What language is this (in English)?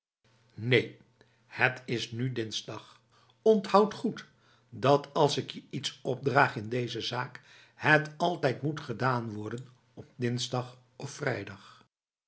Dutch